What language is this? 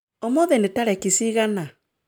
Kikuyu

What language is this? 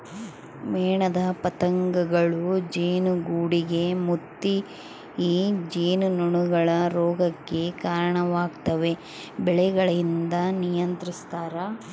Kannada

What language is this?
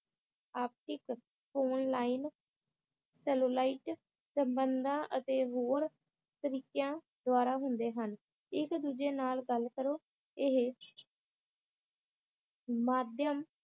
Punjabi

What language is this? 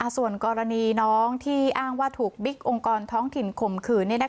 Thai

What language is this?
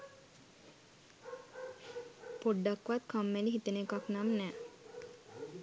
Sinhala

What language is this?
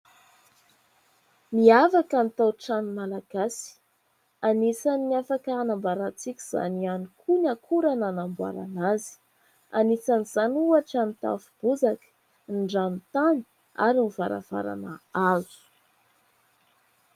Malagasy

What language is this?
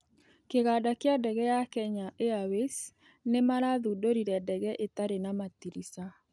Kikuyu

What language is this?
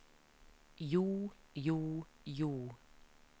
Norwegian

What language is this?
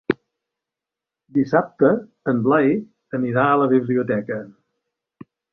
Catalan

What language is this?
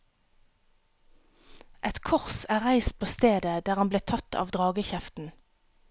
Norwegian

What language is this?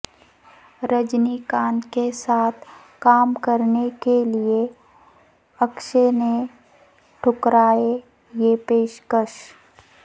Urdu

